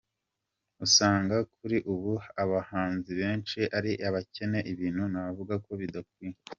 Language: Kinyarwanda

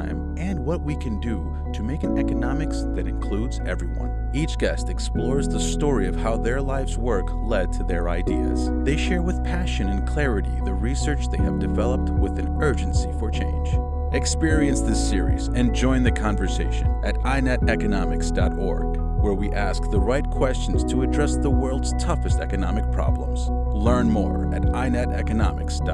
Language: English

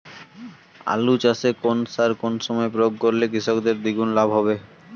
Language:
Bangla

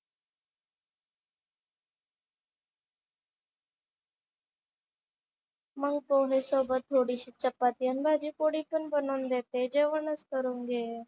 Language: Marathi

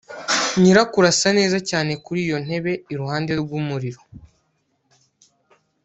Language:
Kinyarwanda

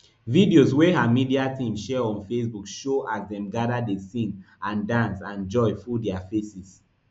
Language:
Nigerian Pidgin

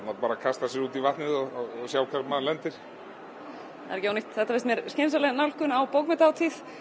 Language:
Icelandic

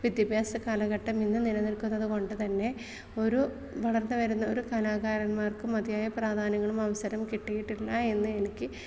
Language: Malayalam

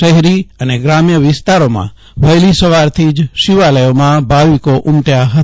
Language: Gujarati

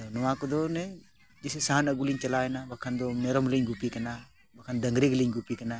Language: Santali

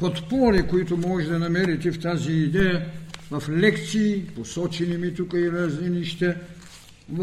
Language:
Bulgarian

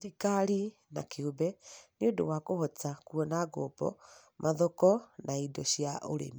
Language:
Kikuyu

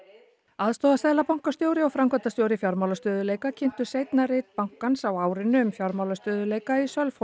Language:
Icelandic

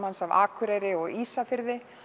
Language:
Icelandic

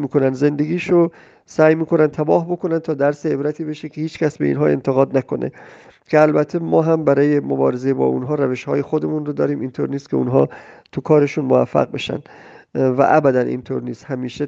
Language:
Persian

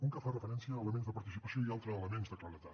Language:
Catalan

